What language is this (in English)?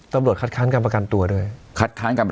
Thai